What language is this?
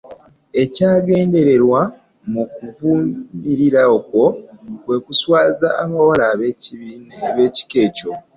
Ganda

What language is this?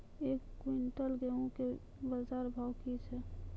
Maithili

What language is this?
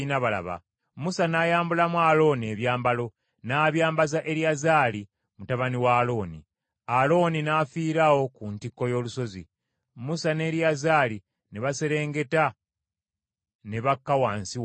Ganda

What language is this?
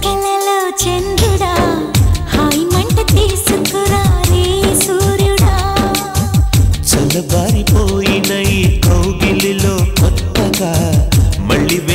Thai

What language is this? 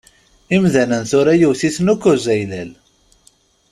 Kabyle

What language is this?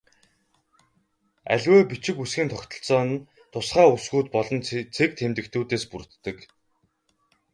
Mongolian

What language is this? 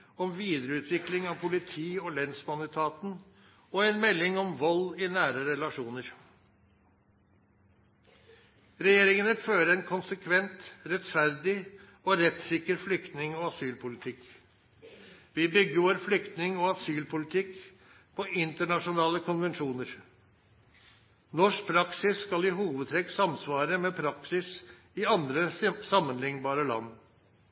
Norwegian Nynorsk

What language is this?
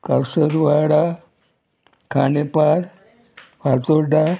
Konkani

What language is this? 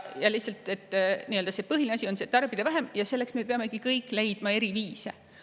Estonian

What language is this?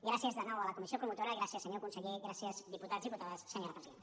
Catalan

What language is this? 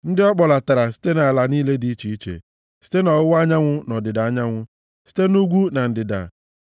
Igbo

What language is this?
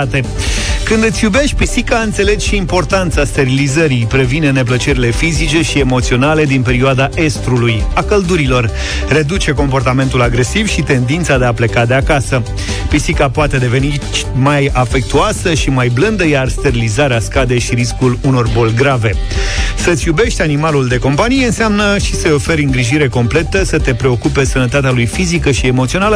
Romanian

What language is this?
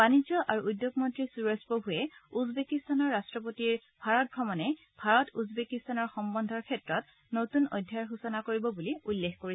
Assamese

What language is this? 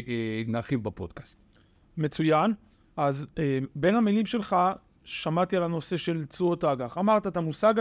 Hebrew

